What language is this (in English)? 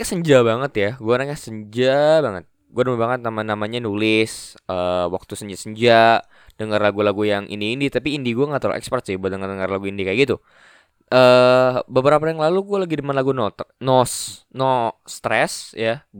Indonesian